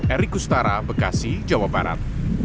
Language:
Indonesian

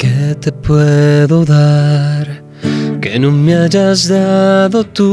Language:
Spanish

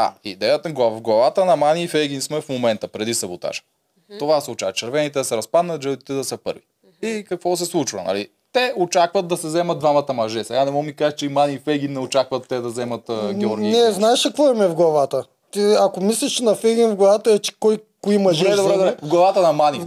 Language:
Bulgarian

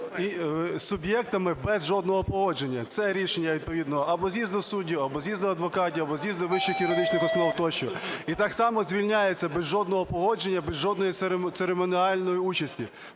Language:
Ukrainian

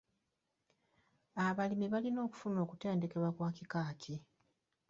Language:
Ganda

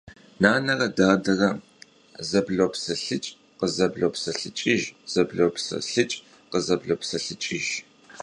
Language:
Kabardian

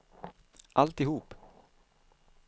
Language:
Swedish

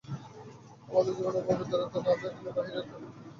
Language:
Bangla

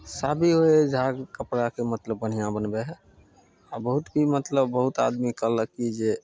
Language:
Maithili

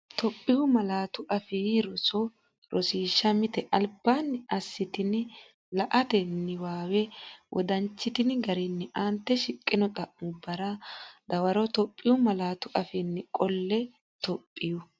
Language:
Sidamo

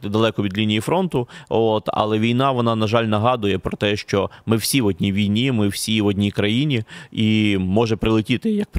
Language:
Ukrainian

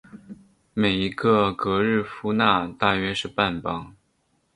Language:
Chinese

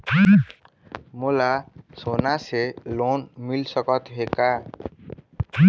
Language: Chhattisgarhi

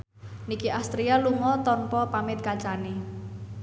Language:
Javanese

